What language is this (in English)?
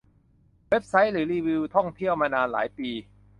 Thai